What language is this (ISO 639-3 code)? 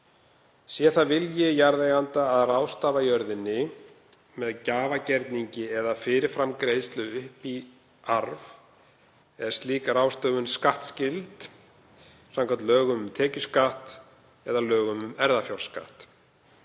isl